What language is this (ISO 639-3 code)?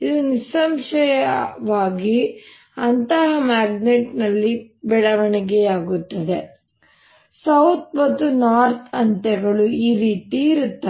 kan